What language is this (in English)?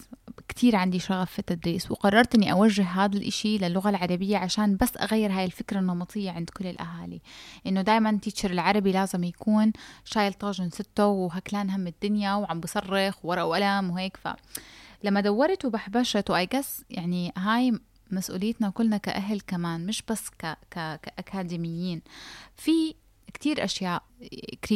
Arabic